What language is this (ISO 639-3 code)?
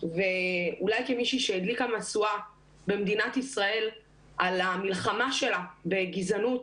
heb